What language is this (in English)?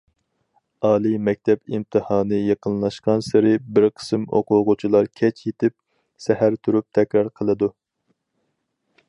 Uyghur